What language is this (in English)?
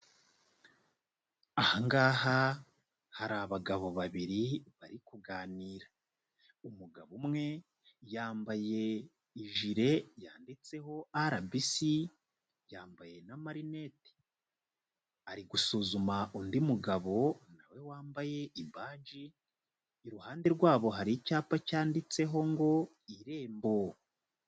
Kinyarwanda